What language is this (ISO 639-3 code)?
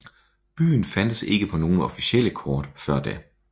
dan